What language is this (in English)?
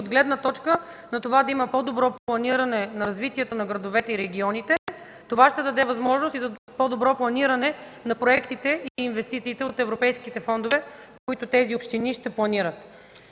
Bulgarian